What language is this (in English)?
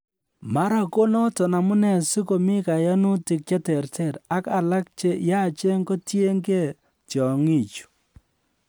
Kalenjin